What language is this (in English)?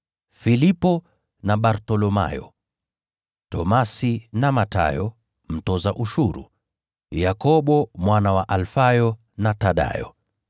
Swahili